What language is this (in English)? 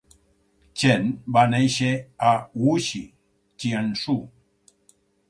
Catalan